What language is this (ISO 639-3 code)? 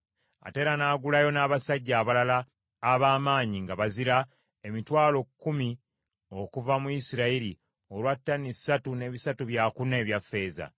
lug